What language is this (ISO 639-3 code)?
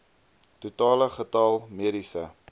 afr